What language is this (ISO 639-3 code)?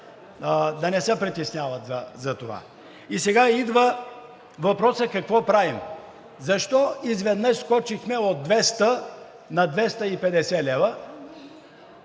bul